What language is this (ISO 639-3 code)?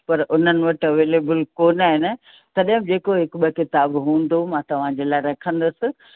snd